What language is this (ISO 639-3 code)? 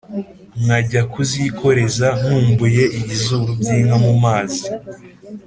kin